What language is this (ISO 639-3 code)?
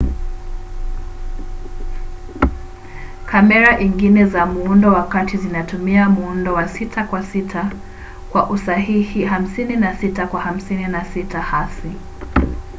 swa